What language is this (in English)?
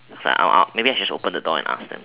English